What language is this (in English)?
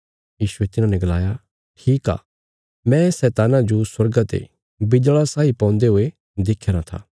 Bilaspuri